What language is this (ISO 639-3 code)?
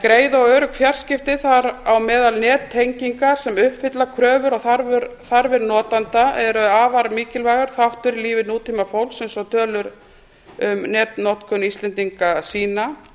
isl